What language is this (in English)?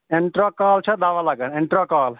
Kashmiri